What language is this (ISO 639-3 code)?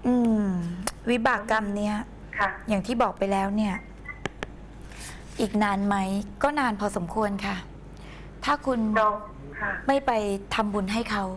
tha